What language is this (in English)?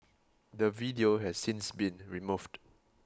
English